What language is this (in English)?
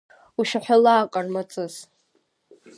Abkhazian